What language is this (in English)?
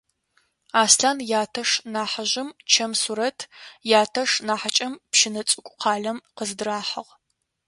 Adyghe